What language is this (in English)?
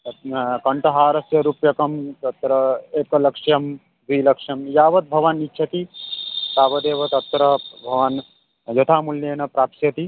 Sanskrit